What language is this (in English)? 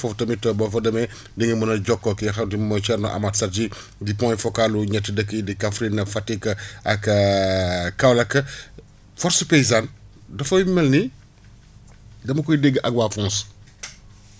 Wolof